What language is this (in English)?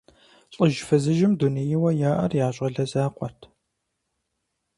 Kabardian